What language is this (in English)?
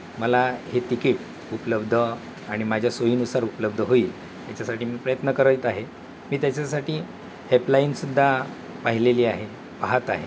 Marathi